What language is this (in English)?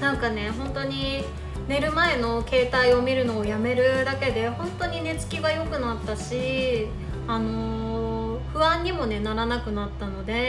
Japanese